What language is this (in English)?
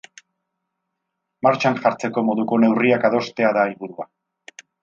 Basque